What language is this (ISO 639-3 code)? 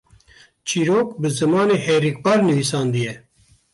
kur